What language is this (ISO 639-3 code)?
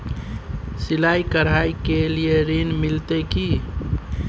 mai